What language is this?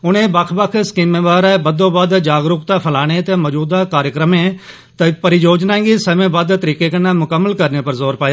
Dogri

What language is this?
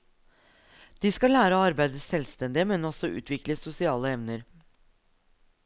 Norwegian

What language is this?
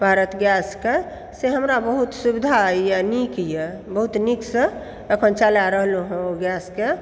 Maithili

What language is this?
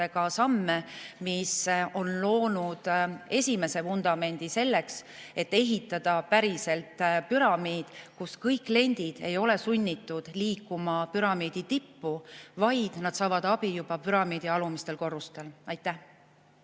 Estonian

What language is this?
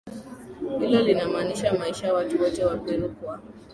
Swahili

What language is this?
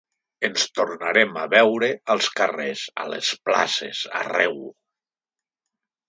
Catalan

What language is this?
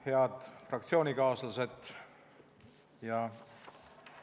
Estonian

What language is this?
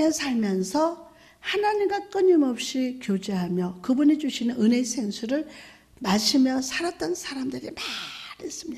Korean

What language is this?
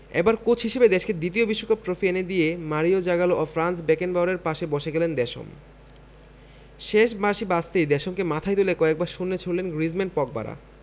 Bangla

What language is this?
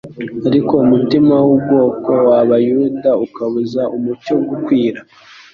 Kinyarwanda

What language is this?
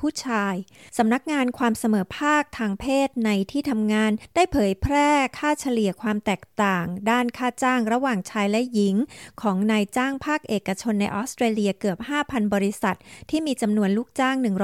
Thai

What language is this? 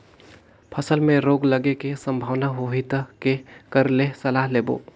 Chhattisgarhi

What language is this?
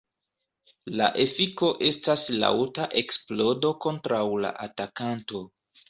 Esperanto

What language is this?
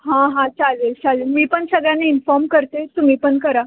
Marathi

